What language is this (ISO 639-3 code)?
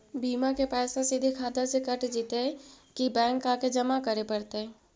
mag